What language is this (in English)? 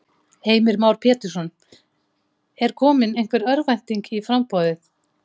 Icelandic